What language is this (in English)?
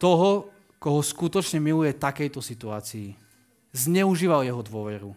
Slovak